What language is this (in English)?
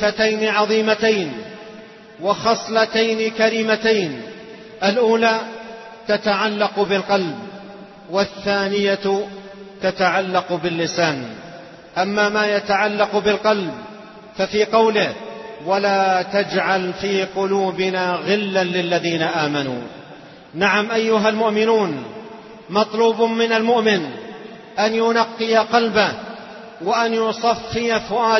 Arabic